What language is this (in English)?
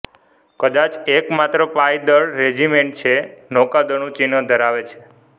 Gujarati